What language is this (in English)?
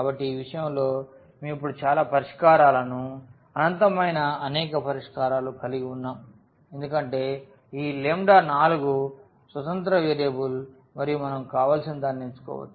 Telugu